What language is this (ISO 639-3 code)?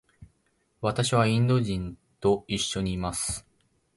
jpn